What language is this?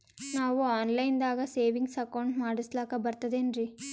Kannada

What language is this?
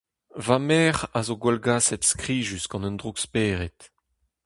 Breton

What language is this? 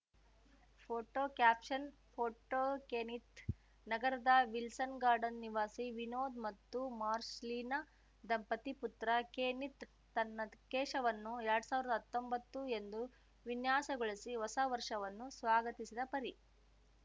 Kannada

